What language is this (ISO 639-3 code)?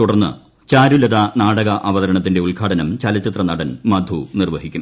mal